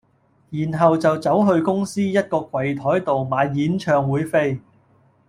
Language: Cantonese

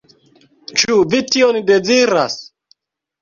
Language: Esperanto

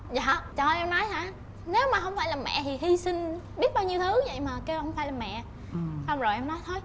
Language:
Vietnamese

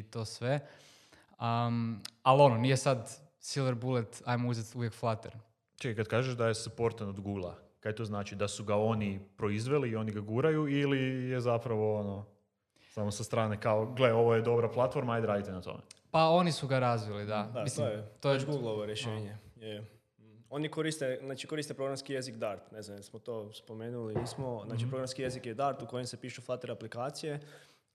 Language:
Croatian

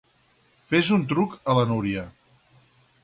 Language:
Catalan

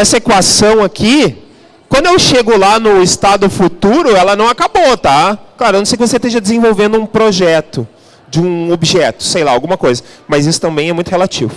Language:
Portuguese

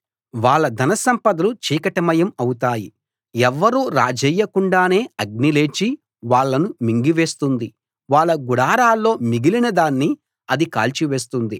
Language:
Telugu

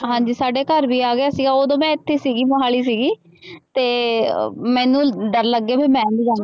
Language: Punjabi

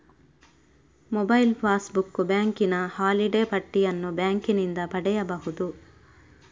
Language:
Kannada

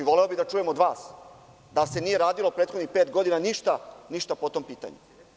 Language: Serbian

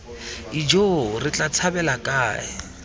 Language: Tswana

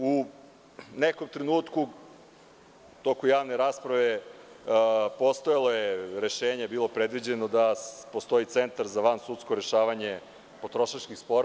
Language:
Serbian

